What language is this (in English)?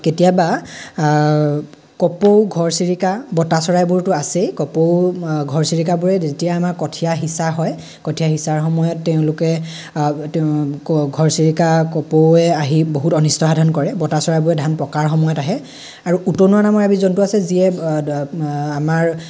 Assamese